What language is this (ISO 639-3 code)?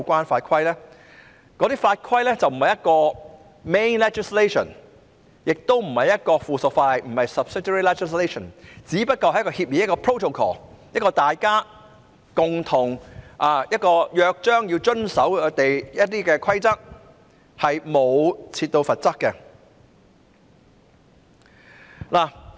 yue